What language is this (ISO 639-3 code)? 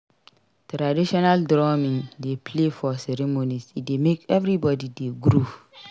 pcm